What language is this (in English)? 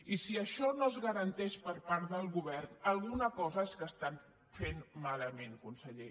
Catalan